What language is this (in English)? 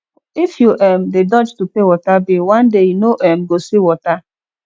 Nigerian Pidgin